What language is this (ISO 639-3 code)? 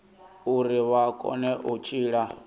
ven